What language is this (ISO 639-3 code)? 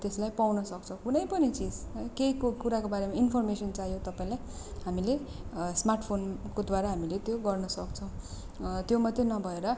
nep